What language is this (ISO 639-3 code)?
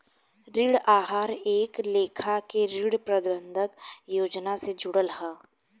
bho